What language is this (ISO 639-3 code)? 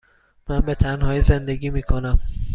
fas